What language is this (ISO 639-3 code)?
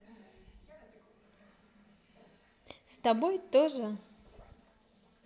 rus